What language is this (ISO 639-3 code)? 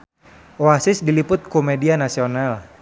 sun